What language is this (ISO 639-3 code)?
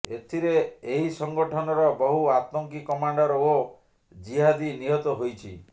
ori